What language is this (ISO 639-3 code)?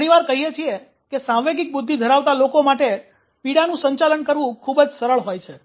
guj